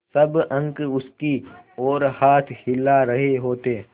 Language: Hindi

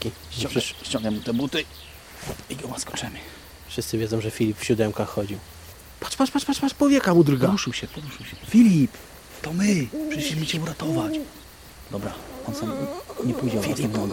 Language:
Polish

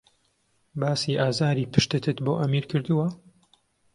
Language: Central Kurdish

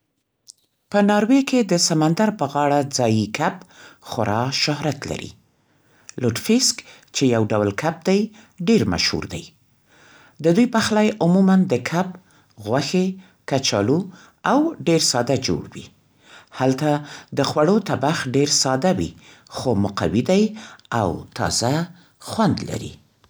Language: Central Pashto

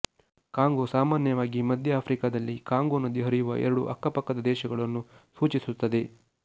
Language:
Kannada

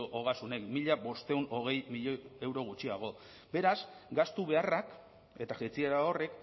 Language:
Basque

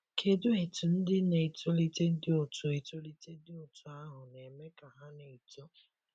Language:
Igbo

